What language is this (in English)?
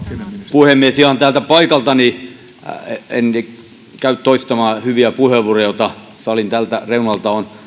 Finnish